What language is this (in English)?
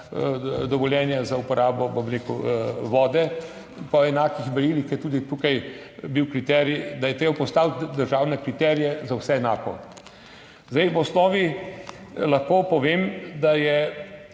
Slovenian